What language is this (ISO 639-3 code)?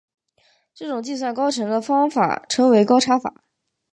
zho